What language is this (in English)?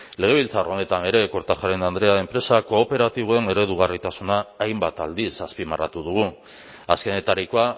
Basque